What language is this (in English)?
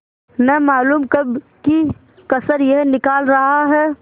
Hindi